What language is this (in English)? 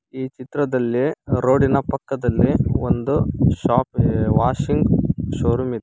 Kannada